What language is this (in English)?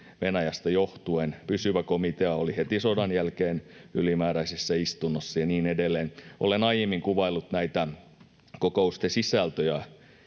Finnish